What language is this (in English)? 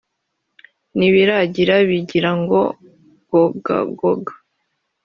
Kinyarwanda